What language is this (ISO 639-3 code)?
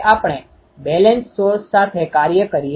guj